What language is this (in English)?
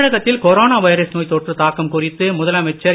Tamil